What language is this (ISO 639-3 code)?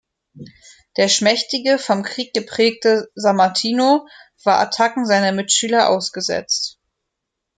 deu